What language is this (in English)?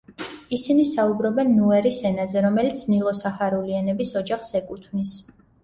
Georgian